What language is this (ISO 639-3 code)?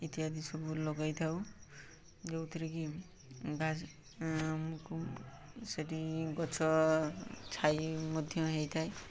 ori